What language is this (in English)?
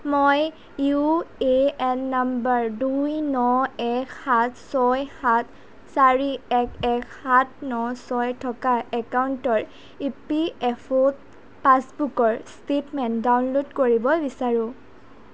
Assamese